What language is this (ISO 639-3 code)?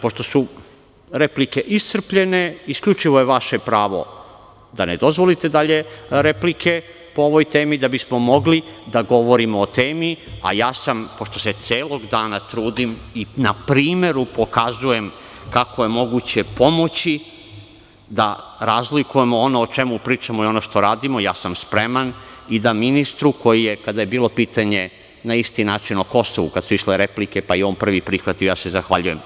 srp